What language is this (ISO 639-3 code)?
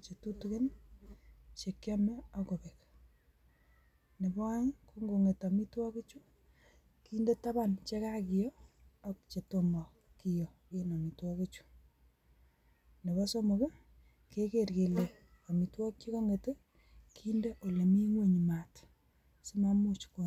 kln